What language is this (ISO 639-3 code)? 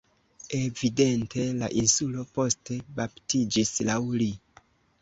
epo